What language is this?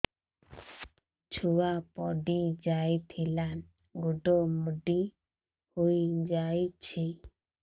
Odia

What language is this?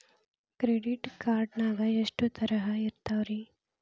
Kannada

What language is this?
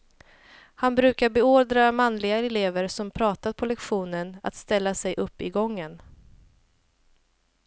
Swedish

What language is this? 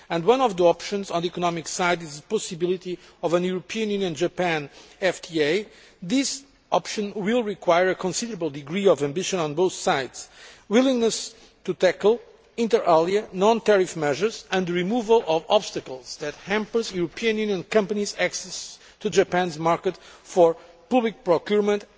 English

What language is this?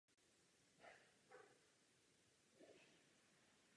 Czech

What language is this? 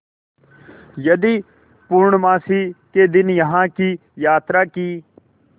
Hindi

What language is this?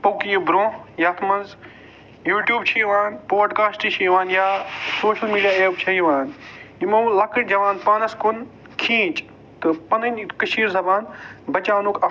Kashmiri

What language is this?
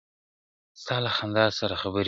Pashto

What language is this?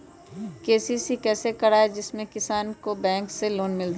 Magahi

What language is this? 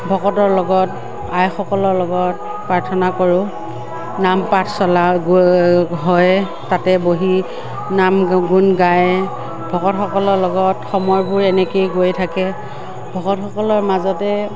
Assamese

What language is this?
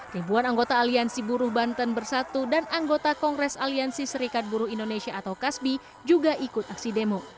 Indonesian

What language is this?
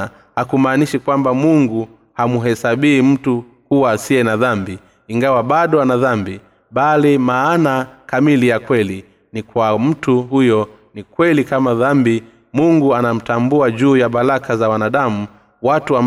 Swahili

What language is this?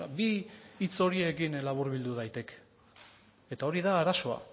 Basque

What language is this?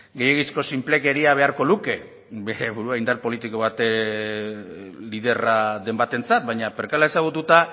Basque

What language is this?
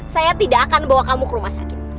Indonesian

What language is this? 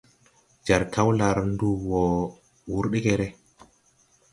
Tupuri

